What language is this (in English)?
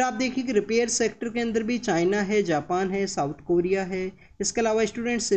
Hindi